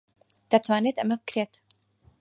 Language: Central Kurdish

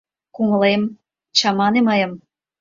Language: Mari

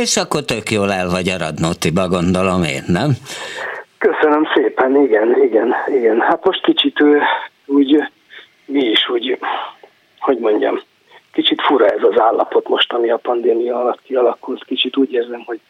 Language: Hungarian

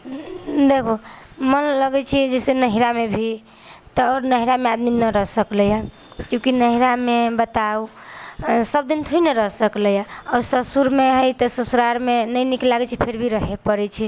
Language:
Maithili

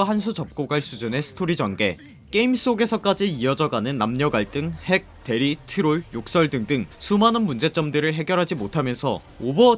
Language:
Korean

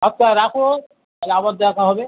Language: Bangla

